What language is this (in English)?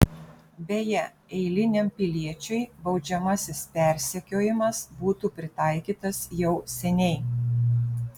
Lithuanian